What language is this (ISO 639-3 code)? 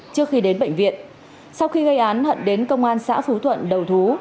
vie